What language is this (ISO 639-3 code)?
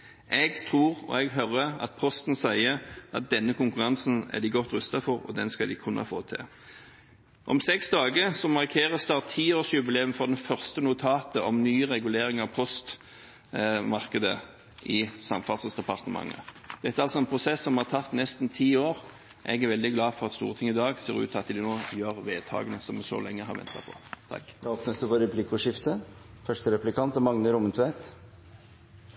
nor